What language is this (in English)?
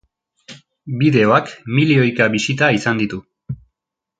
Basque